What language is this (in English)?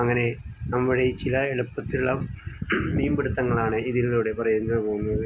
Malayalam